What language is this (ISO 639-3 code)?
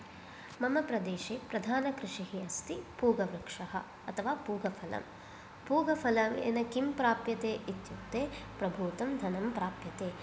san